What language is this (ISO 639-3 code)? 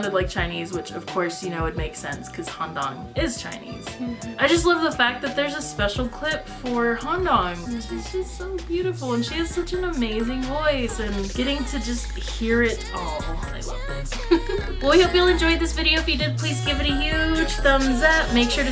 eng